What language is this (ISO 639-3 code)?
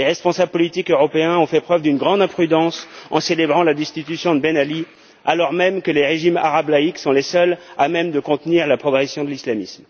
fra